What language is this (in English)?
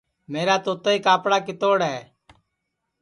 Sansi